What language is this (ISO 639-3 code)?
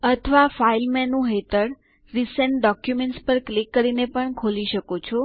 guj